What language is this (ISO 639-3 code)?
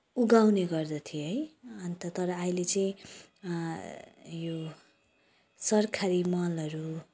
nep